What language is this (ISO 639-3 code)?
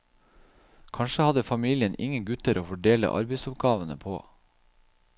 nor